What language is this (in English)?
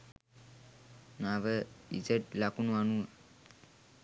Sinhala